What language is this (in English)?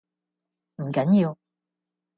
Cantonese